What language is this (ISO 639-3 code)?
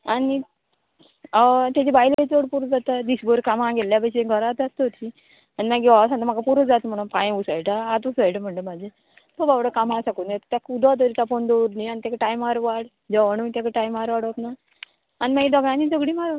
kok